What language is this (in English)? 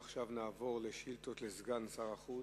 Hebrew